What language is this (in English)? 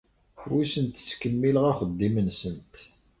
Kabyle